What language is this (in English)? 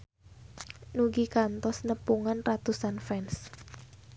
Sundanese